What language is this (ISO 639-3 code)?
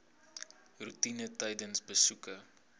afr